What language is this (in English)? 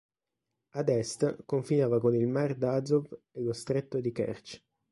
Italian